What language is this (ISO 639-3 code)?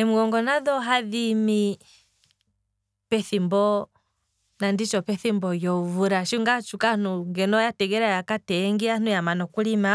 kwm